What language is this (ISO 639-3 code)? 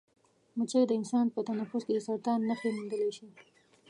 pus